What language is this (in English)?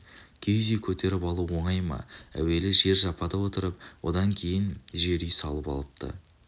Kazakh